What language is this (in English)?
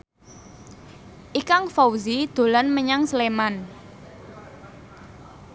Javanese